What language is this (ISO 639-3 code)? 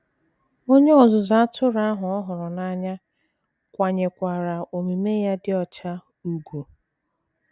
ibo